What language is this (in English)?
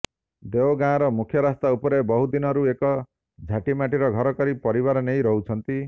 Odia